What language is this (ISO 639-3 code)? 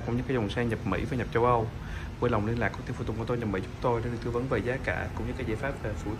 vie